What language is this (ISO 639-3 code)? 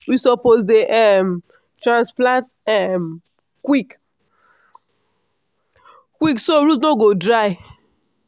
pcm